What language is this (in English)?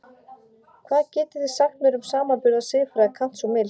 Icelandic